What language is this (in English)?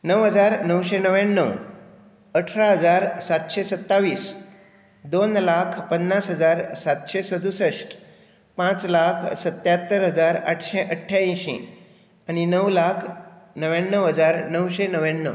Konkani